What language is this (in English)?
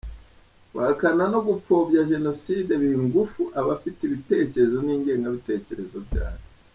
Kinyarwanda